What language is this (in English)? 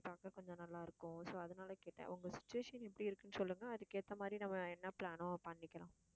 Tamil